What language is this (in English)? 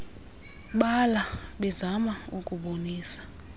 Xhosa